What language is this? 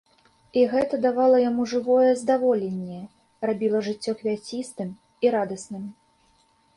Belarusian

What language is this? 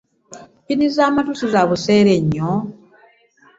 Ganda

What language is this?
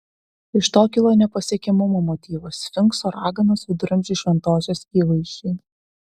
Lithuanian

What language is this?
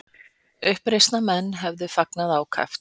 Icelandic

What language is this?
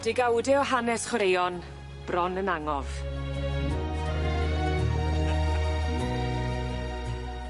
Welsh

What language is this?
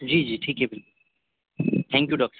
Urdu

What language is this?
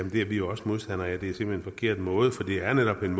Danish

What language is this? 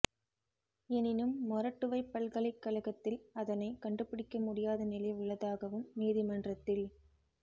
Tamil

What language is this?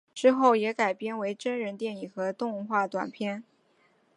Chinese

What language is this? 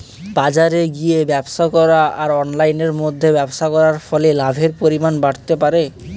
Bangla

